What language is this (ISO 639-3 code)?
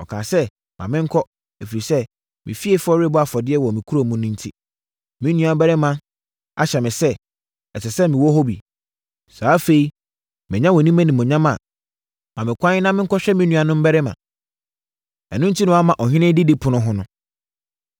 aka